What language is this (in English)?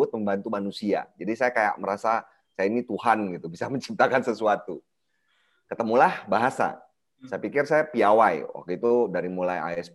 Indonesian